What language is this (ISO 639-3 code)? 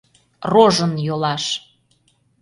chm